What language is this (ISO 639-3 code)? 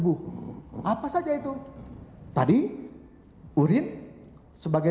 ind